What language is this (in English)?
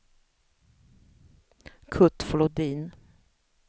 Swedish